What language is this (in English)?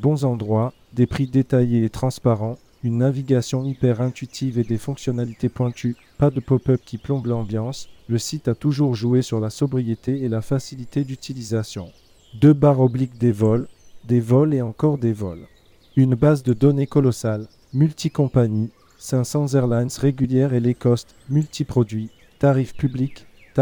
French